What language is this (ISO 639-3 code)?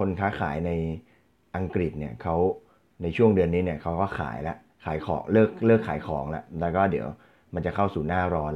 tha